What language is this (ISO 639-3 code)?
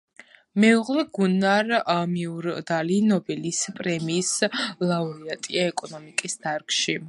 kat